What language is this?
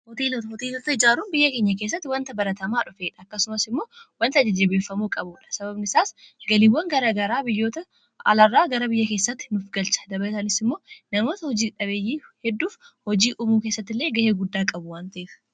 Oromo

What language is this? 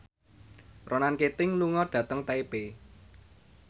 Javanese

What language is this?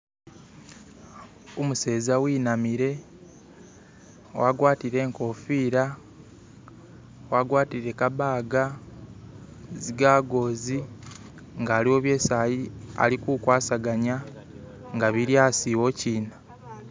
Masaaba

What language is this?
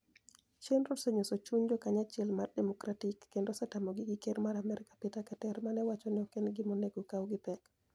Luo (Kenya and Tanzania)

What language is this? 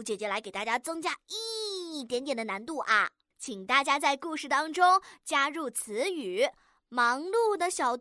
Chinese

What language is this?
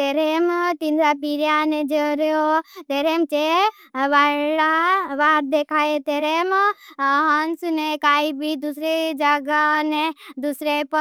Bhili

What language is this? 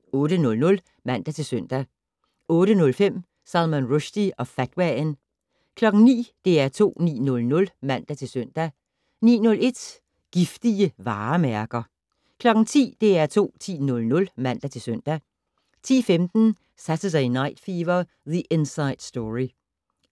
Danish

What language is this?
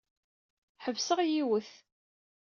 Kabyle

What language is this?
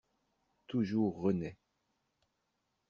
French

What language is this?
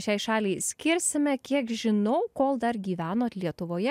Lithuanian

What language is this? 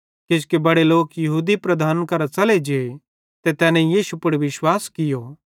Bhadrawahi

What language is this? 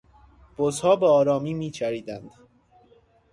Persian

